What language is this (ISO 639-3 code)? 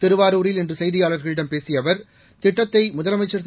tam